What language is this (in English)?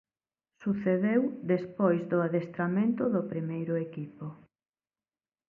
Galician